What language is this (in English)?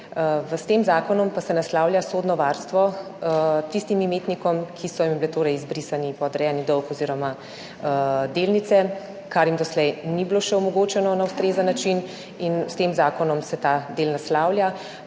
Slovenian